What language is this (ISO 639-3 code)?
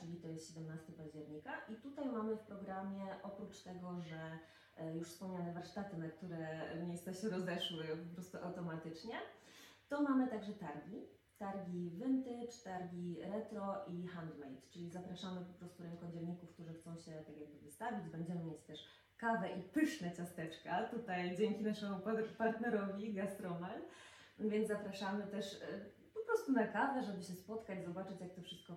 pol